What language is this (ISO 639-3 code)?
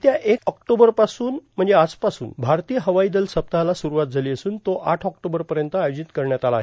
mar